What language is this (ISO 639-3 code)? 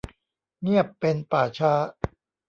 tha